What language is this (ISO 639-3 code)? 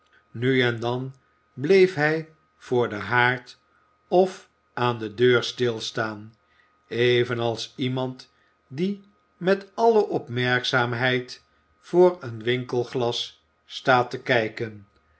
nld